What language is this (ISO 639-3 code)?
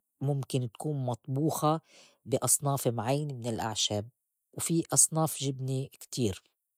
apc